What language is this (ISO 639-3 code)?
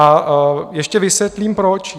ces